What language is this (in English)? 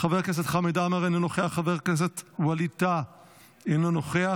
Hebrew